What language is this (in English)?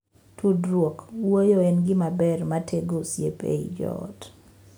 Luo (Kenya and Tanzania)